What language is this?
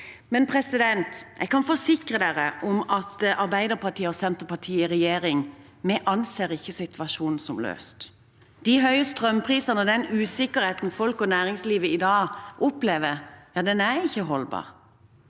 Norwegian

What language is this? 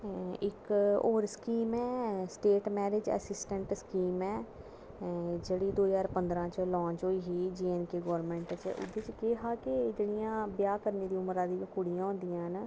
Dogri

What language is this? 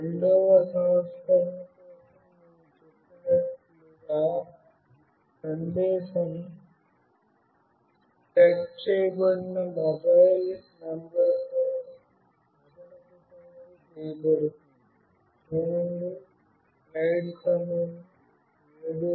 Telugu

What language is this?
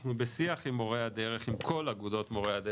Hebrew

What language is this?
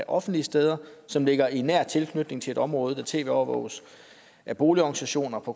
Danish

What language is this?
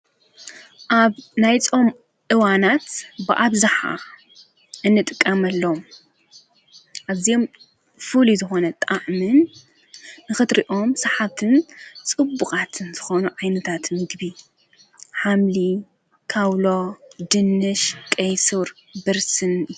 Tigrinya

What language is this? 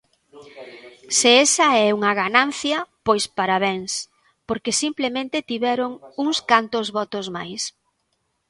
Galician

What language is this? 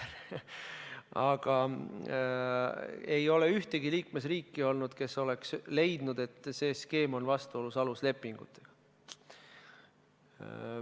Estonian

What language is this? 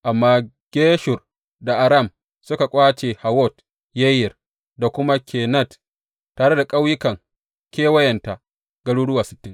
Hausa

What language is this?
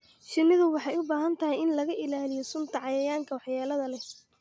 Somali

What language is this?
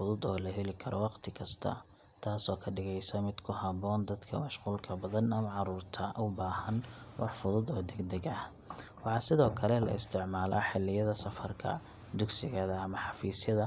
Somali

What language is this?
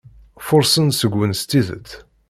Kabyle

